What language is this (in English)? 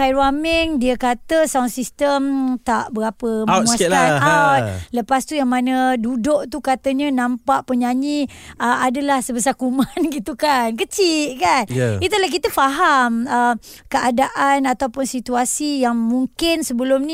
Malay